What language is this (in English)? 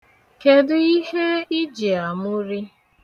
Igbo